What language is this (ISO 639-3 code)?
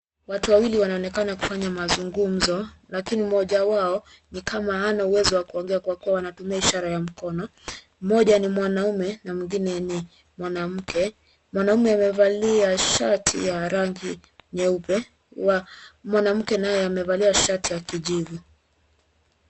swa